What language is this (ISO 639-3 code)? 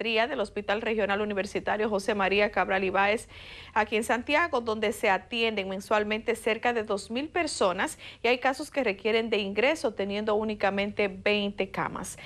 spa